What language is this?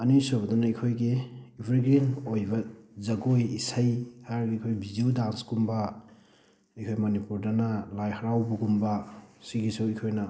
Manipuri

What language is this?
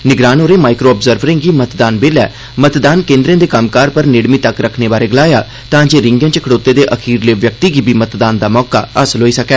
Dogri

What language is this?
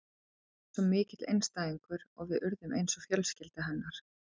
Icelandic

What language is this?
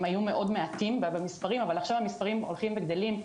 Hebrew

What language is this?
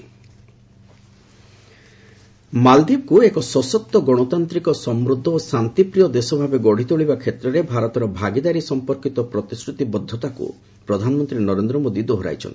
Odia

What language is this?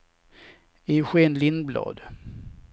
Swedish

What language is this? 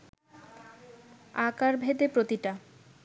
Bangla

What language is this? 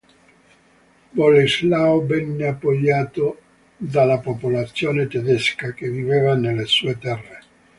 Italian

